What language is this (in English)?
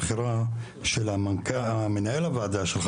Hebrew